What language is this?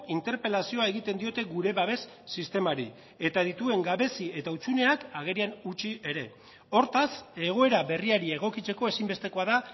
Basque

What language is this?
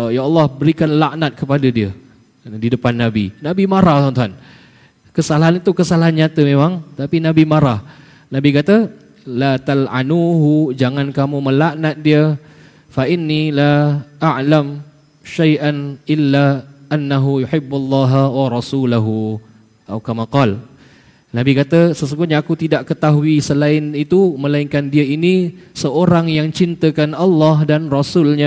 Malay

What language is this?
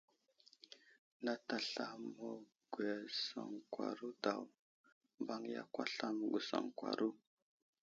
Wuzlam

